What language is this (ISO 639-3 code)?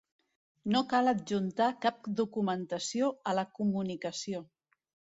cat